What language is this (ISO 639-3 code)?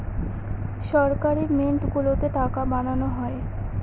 ben